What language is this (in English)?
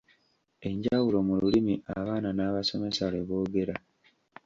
Ganda